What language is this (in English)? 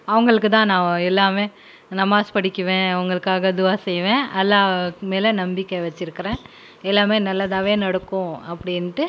Tamil